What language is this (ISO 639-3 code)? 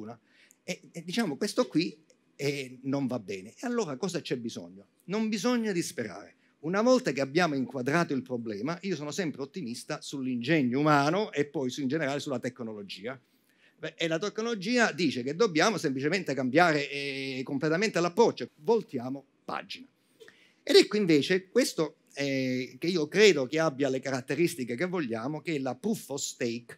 ita